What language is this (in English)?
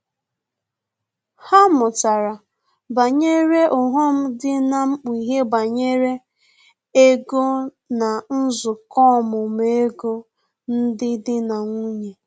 Igbo